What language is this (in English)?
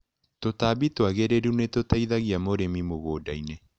Kikuyu